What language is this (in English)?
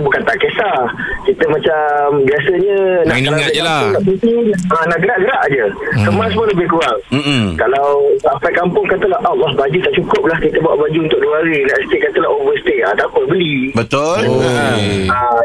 Malay